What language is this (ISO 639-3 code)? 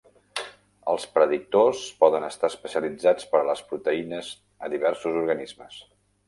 cat